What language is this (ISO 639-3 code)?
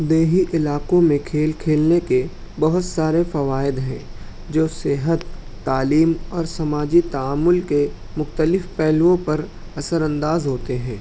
urd